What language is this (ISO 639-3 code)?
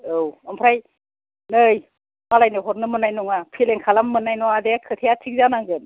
brx